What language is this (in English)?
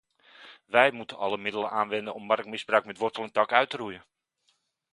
Dutch